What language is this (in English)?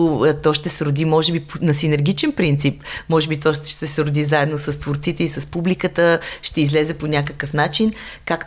Bulgarian